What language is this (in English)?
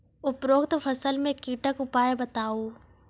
Maithili